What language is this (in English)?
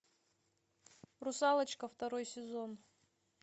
Russian